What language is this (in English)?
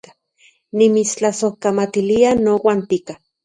Central Puebla Nahuatl